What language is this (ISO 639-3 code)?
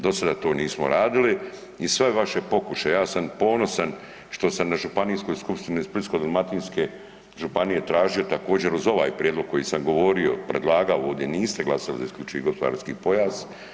hrv